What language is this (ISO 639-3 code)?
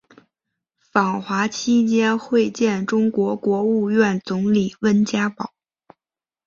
zho